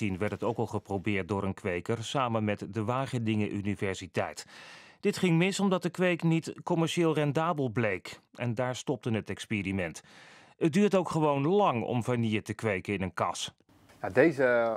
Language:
Dutch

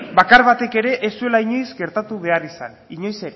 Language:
Basque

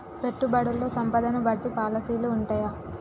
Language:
Telugu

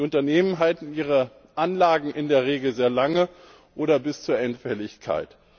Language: German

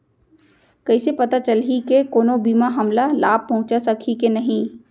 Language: Chhattisgarhi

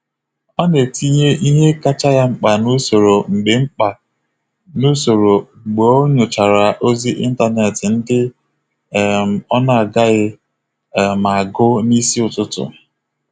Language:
Igbo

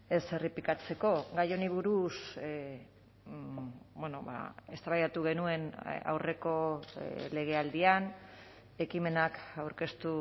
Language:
Basque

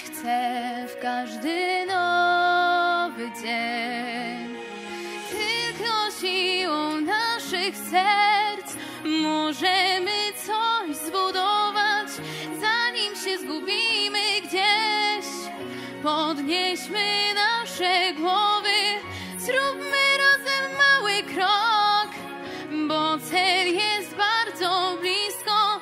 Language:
Polish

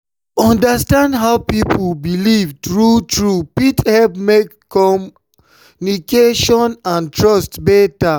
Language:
Nigerian Pidgin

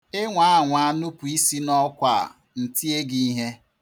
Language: Igbo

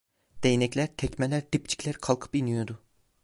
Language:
Turkish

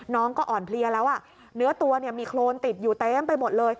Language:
Thai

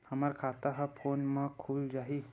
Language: Chhattisgarhi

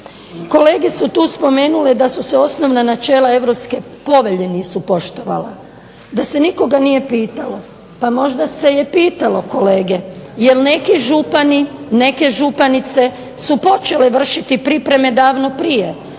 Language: Croatian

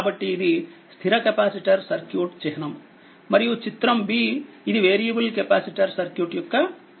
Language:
Telugu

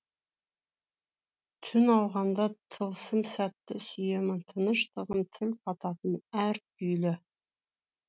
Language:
Kazakh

